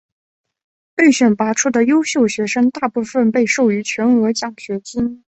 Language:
Chinese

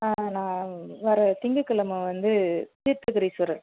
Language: Tamil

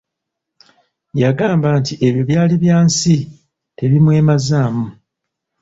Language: Ganda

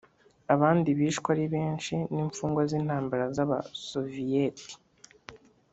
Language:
Kinyarwanda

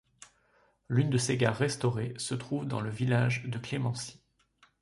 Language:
French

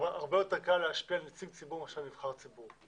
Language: Hebrew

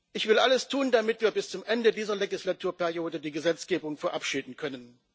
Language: German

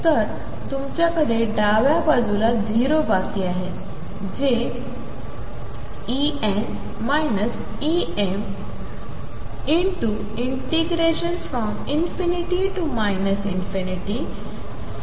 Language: Marathi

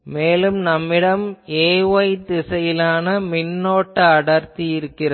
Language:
Tamil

